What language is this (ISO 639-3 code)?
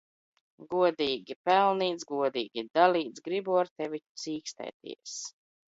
lav